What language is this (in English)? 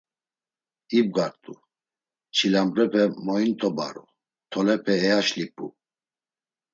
Laz